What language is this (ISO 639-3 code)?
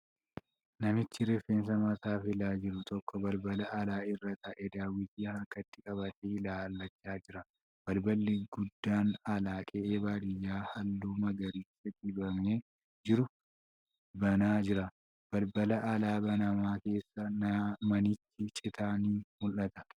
orm